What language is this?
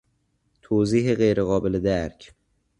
Persian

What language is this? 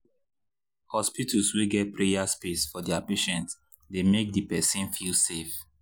Nigerian Pidgin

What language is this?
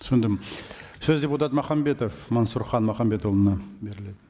Kazakh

